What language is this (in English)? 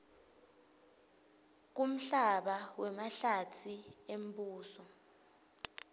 Swati